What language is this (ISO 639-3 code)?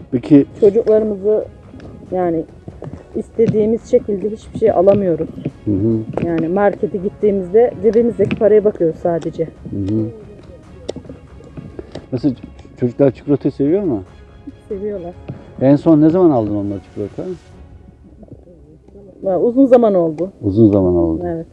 tur